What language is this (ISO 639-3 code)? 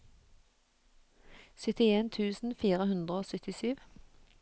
nor